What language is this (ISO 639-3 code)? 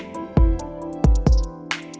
vie